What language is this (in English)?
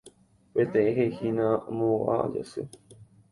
Guarani